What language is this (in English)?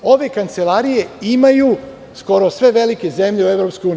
Serbian